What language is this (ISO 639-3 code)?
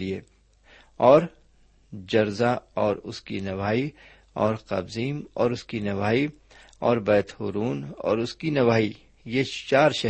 urd